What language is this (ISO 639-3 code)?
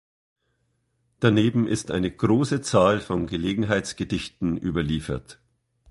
deu